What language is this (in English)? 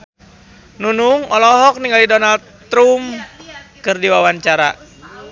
Sundanese